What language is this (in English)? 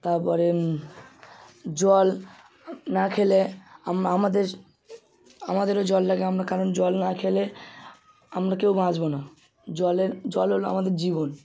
Bangla